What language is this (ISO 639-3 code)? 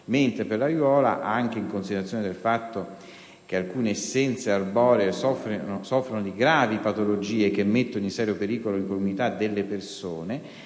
ita